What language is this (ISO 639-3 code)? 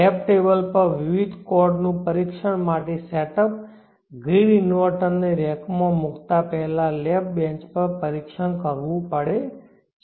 guj